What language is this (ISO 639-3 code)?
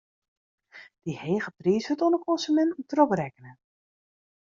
fry